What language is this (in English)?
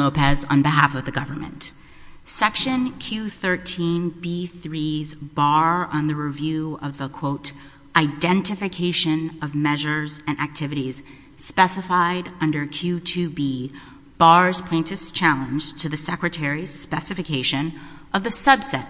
English